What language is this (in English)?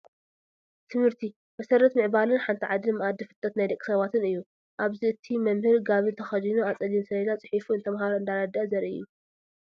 Tigrinya